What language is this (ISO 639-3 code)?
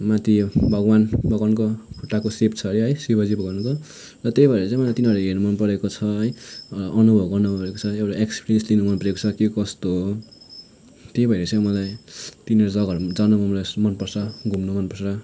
nep